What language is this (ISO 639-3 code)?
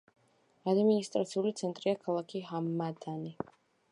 kat